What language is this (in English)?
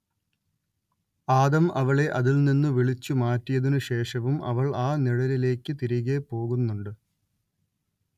Malayalam